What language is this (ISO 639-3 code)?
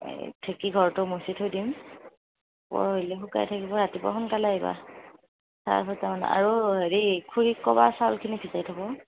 asm